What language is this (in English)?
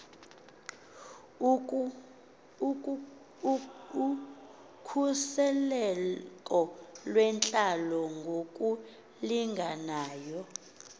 Xhosa